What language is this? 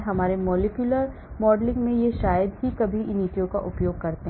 Hindi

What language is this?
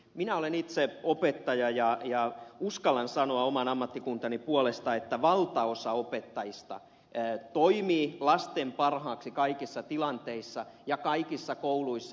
Finnish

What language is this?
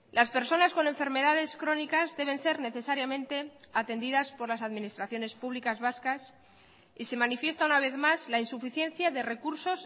Spanish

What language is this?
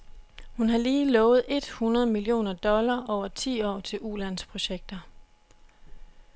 Danish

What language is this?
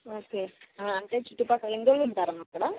Telugu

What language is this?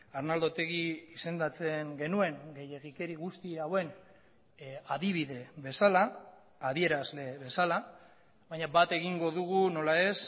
Basque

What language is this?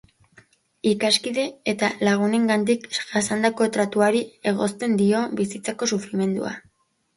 Basque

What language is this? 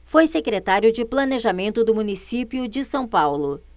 Portuguese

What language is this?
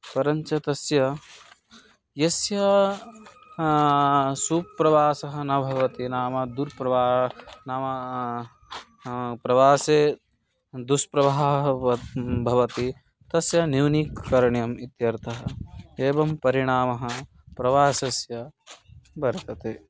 Sanskrit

